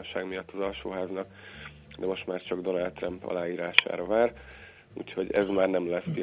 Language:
Hungarian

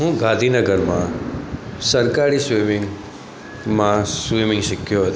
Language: Gujarati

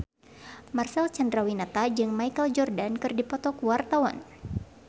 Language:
Sundanese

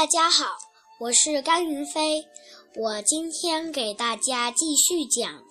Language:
Chinese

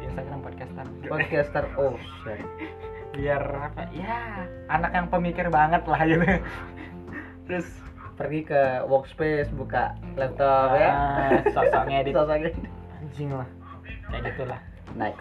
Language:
Indonesian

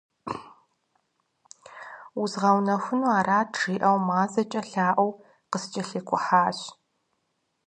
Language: Kabardian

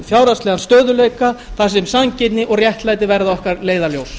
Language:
Icelandic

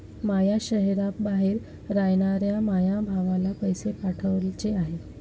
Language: Marathi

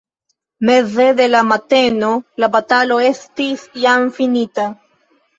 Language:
Esperanto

